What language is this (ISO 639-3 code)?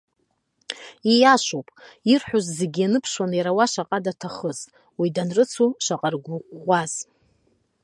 abk